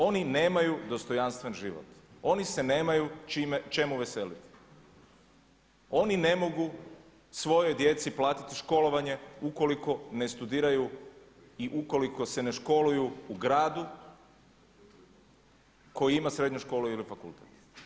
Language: Croatian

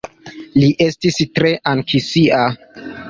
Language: Esperanto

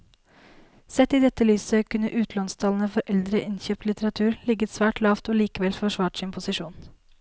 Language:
Norwegian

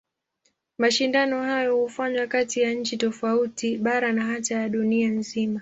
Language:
Swahili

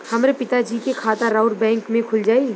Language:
Bhojpuri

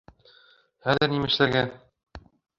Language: Bashkir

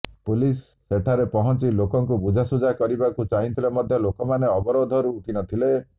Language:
Odia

